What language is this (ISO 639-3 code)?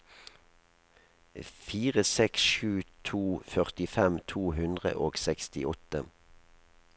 nor